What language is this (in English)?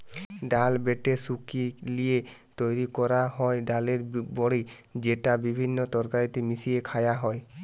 Bangla